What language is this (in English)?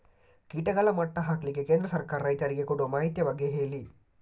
Kannada